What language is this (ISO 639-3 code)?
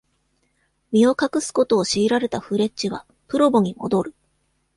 jpn